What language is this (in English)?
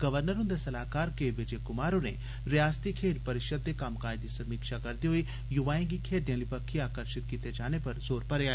Dogri